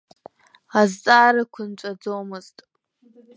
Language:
Abkhazian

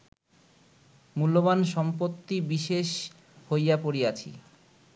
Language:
Bangla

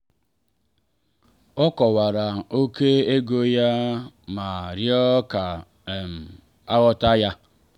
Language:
Igbo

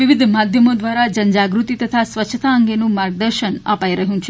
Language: Gujarati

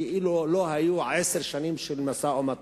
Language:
Hebrew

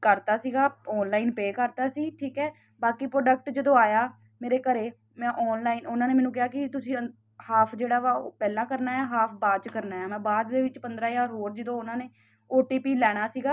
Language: Punjabi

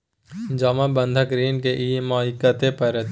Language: Maithili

